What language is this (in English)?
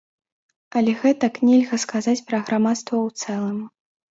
Belarusian